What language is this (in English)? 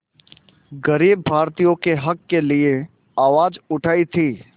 Hindi